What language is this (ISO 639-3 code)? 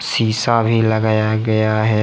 hin